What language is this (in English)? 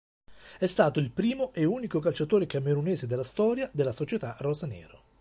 Italian